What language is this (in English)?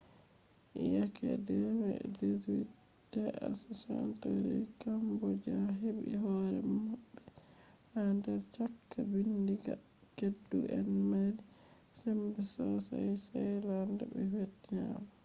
Fula